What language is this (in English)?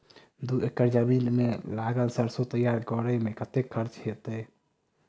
Maithili